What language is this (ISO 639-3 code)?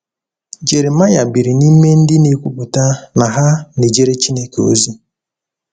ibo